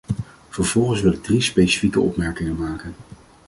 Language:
Dutch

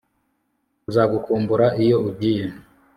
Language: Kinyarwanda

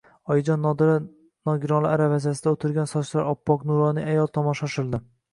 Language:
Uzbek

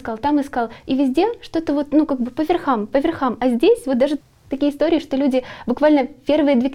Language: Russian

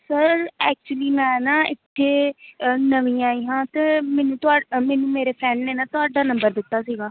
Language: Punjabi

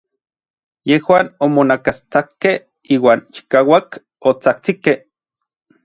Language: Orizaba Nahuatl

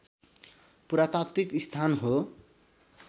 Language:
Nepali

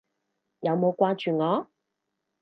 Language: Cantonese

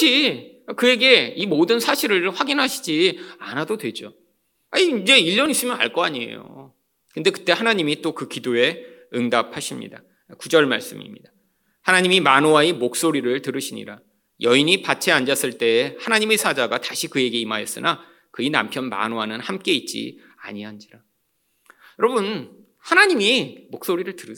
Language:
Korean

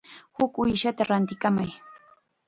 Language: Chiquián Ancash Quechua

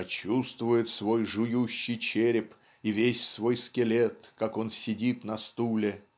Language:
Russian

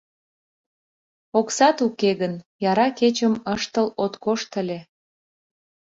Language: Mari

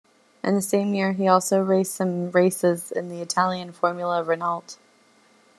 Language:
English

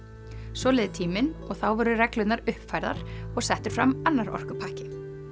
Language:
Icelandic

